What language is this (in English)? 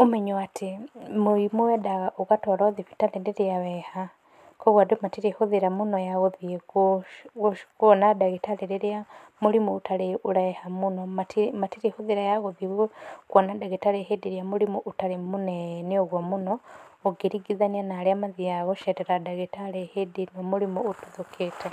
Kikuyu